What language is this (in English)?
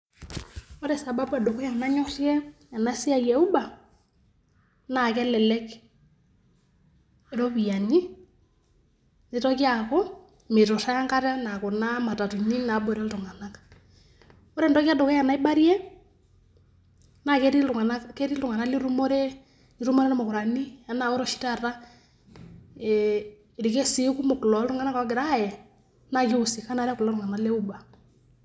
Masai